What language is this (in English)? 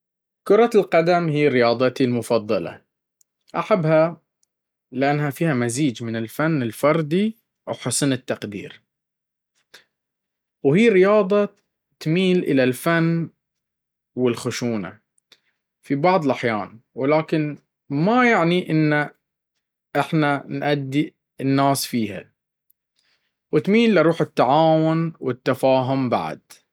Baharna Arabic